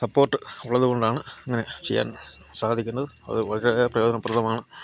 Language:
Malayalam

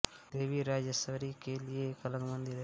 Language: Hindi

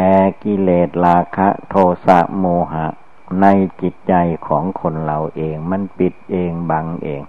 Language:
Thai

